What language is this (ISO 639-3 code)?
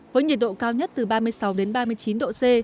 vie